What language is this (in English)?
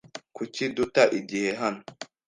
Kinyarwanda